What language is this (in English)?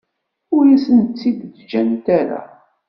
Kabyle